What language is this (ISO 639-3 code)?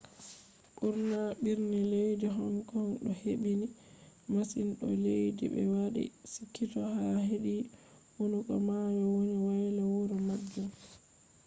ful